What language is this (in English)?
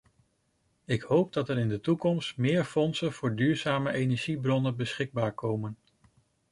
Dutch